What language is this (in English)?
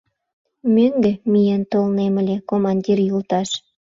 Mari